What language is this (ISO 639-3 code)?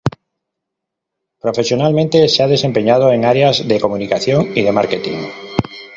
spa